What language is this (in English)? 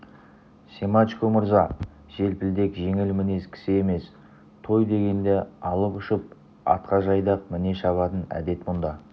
Kazakh